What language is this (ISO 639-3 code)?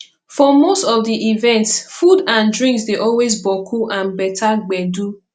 pcm